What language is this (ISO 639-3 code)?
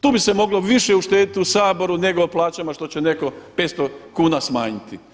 hrv